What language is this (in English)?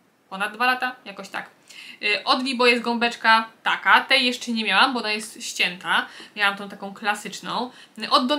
Polish